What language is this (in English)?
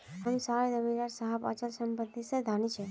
Magahi